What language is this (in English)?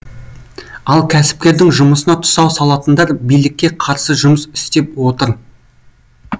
Kazakh